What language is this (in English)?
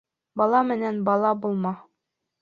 Bashkir